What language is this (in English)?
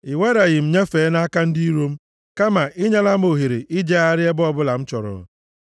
Igbo